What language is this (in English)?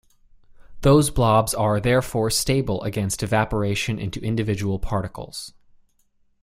English